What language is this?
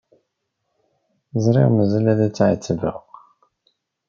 Kabyle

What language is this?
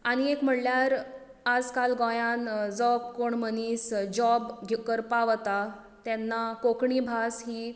Konkani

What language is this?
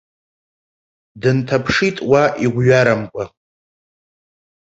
Abkhazian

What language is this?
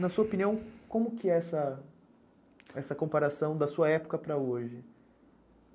Portuguese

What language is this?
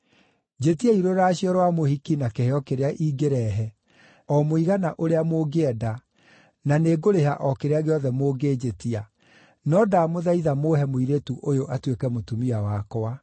Kikuyu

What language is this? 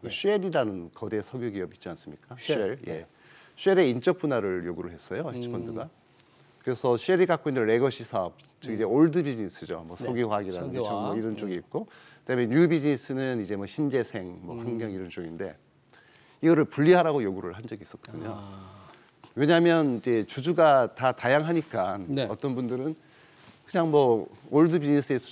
Korean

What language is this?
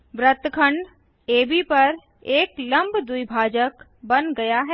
Hindi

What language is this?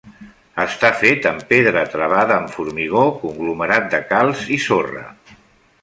Catalan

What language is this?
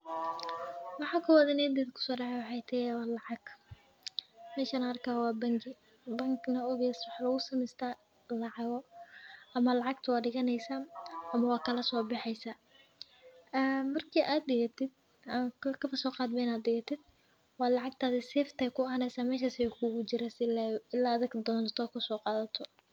Somali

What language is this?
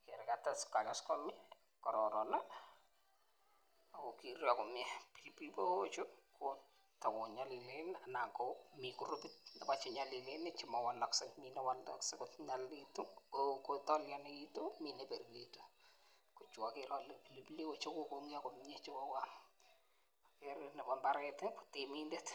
Kalenjin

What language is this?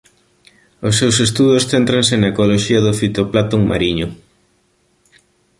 Galician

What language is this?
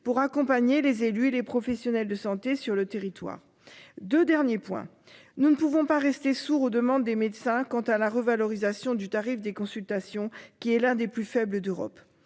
French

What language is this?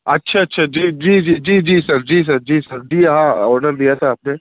Urdu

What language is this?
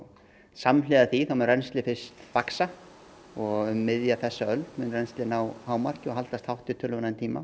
Icelandic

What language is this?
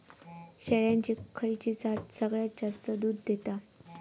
Marathi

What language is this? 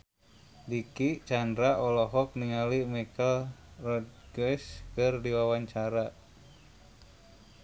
Sundanese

